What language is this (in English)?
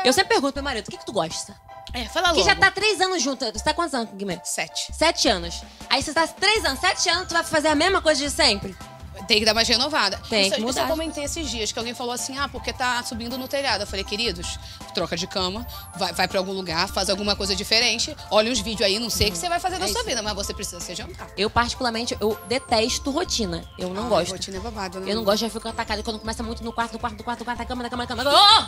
Portuguese